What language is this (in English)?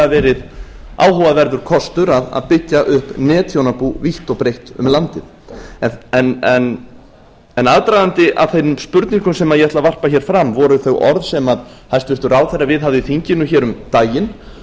Icelandic